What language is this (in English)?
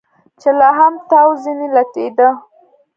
Pashto